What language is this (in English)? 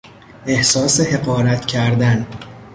Persian